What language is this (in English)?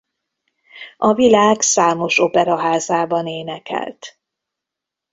Hungarian